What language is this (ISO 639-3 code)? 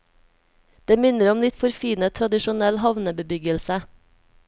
nor